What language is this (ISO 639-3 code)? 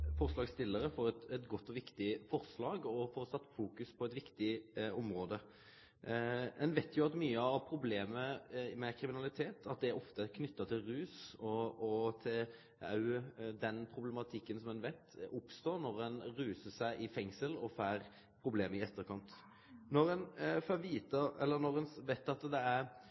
nor